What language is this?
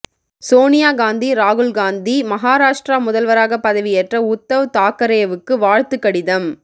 Tamil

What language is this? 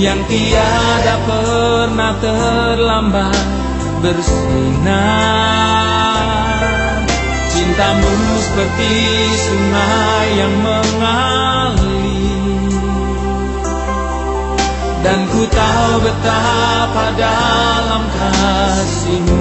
Malay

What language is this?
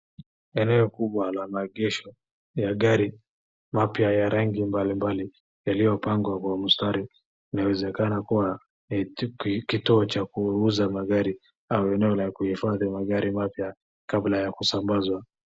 Swahili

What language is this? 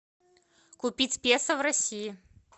Russian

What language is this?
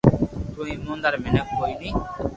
Loarki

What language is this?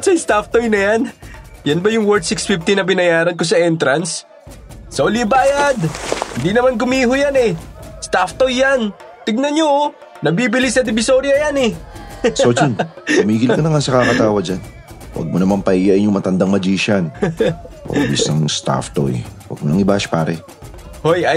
Filipino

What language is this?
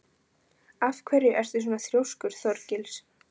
Icelandic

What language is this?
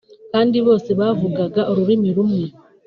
Kinyarwanda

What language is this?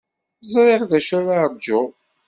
Kabyle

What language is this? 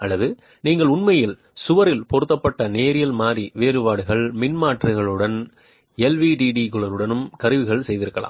Tamil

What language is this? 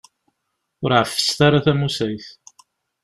Kabyle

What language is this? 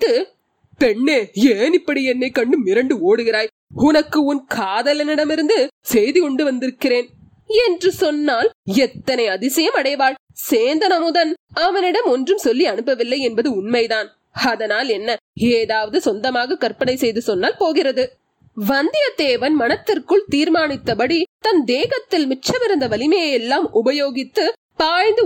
Tamil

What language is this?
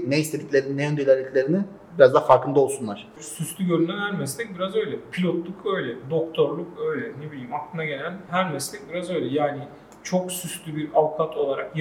Turkish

